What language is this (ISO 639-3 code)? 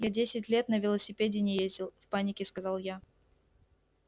rus